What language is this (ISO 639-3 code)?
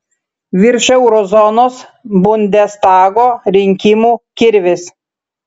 lit